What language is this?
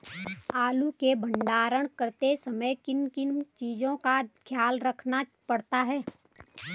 Hindi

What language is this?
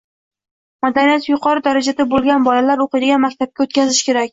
Uzbek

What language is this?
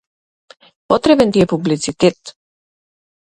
Macedonian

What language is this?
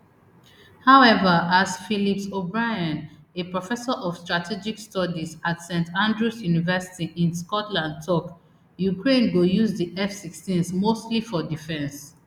Nigerian Pidgin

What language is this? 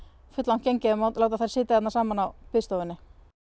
Icelandic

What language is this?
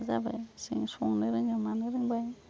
Bodo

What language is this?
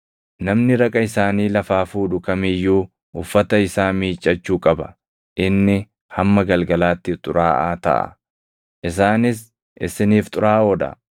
Oromo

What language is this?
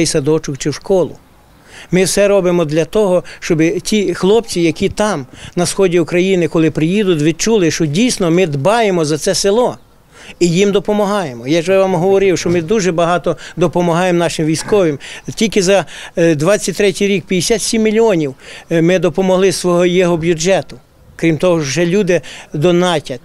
Ukrainian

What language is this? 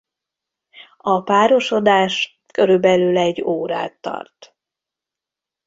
Hungarian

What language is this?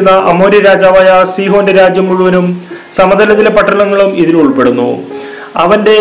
Malayalam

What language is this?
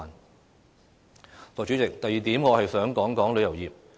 Cantonese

